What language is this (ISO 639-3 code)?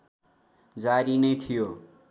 nep